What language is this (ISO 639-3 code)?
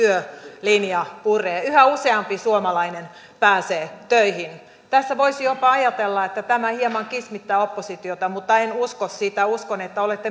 fin